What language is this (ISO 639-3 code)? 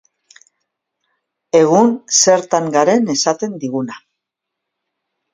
eus